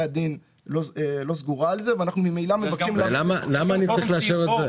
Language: Hebrew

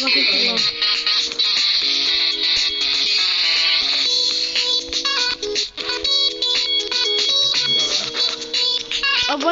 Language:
French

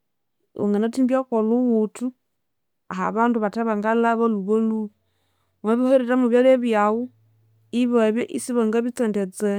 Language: Konzo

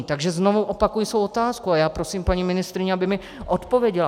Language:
Czech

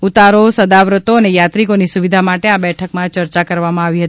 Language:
Gujarati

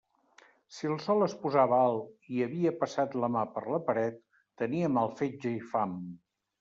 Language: Catalan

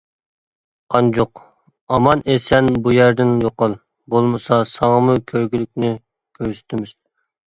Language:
Uyghur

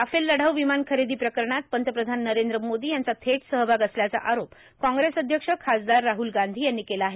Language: Marathi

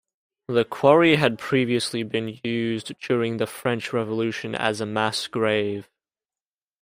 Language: English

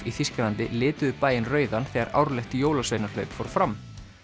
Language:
Icelandic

